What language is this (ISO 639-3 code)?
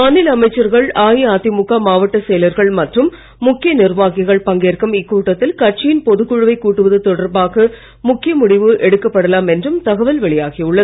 tam